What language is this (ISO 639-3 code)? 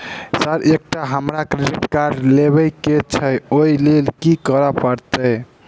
mai